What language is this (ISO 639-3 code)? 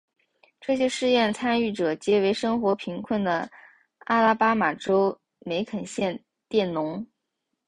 zho